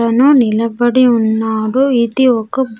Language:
Telugu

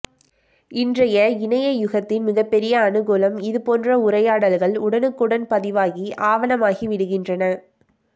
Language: Tamil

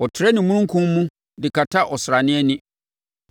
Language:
Akan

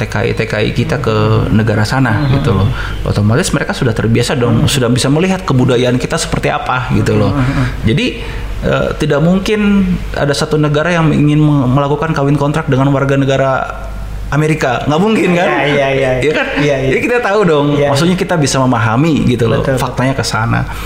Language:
Indonesian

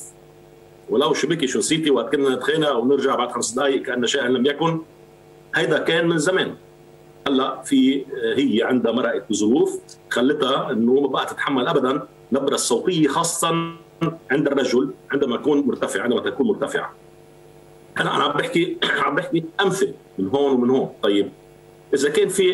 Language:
Arabic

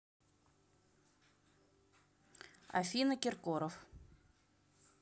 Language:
Russian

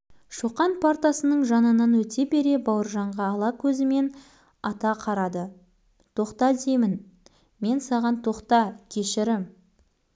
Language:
Kazakh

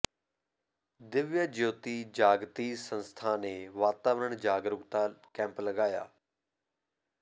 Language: Punjabi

